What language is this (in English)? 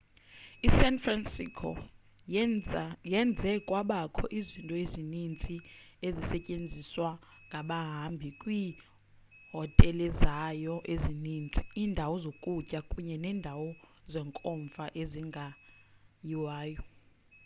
Xhosa